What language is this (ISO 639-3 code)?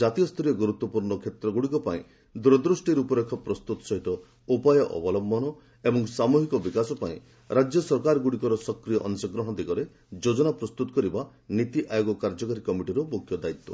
ori